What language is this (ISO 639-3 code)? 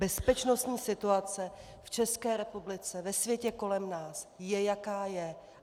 ces